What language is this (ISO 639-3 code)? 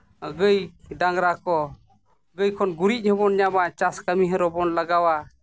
sat